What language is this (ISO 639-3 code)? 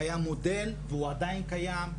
heb